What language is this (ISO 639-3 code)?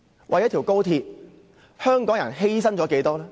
yue